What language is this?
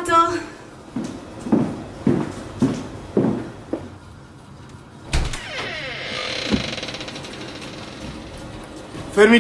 Italian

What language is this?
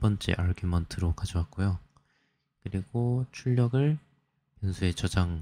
Korean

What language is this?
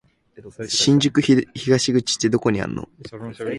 Japanese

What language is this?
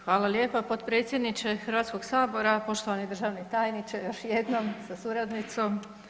Croatian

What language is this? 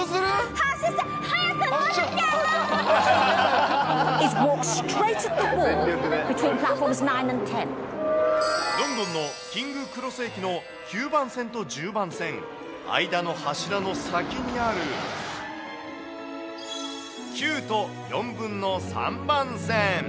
Japanese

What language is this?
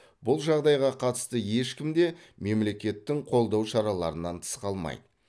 Kazakh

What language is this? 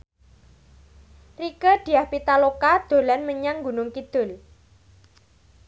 Javanese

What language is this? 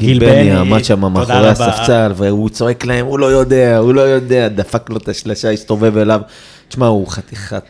Hebrew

